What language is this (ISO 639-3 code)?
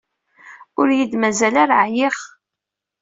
kab